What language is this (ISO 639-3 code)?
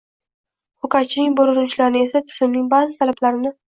uzb